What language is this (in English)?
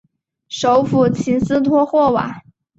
Chinese